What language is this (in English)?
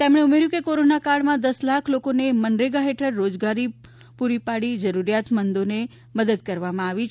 Gujarati